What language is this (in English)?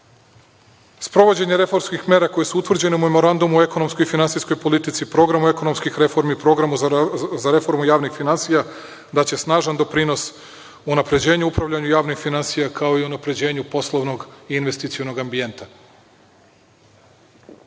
Serbian